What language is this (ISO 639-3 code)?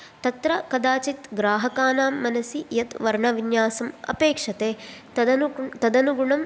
san